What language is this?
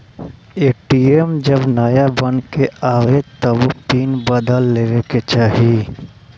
Bhojpuri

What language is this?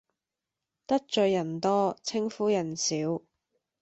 Cantonese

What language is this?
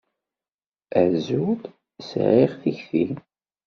Kabyle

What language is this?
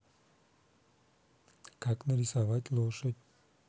Russian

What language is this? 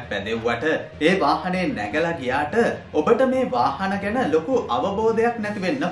Hindi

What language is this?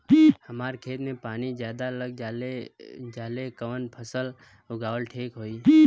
Bhojpuri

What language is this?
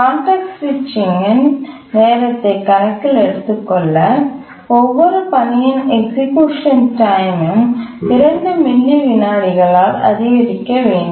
Tamil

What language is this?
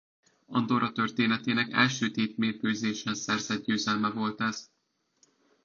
Hungarian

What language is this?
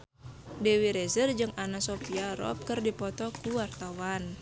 Sundanese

